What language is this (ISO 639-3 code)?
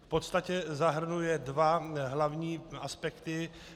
ces